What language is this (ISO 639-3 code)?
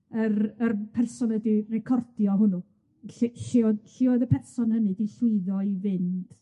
cym